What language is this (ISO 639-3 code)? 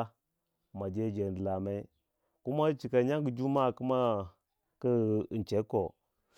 wja